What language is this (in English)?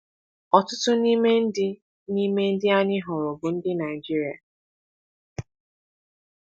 Igbo